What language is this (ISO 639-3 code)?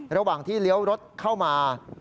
tha